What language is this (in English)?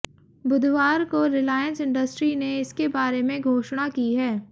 Hindi